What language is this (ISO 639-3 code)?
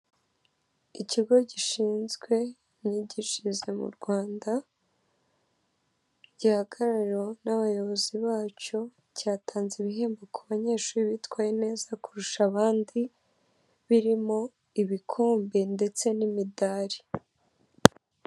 kin